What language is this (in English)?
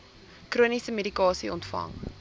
Afrikaans